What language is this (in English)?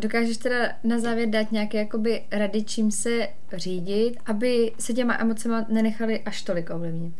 Czech